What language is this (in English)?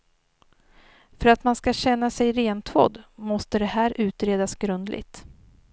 Swedish